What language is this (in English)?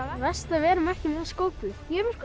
Icelandic